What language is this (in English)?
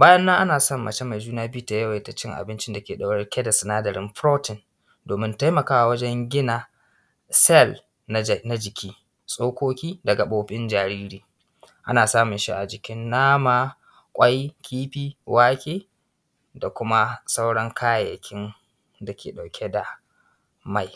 Hausa